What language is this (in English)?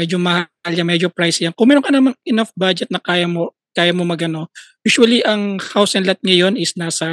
Filipino